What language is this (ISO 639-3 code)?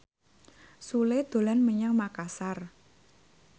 jav